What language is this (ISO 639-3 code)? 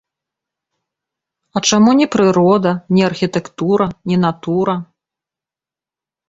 bel